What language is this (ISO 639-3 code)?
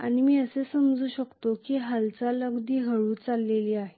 mar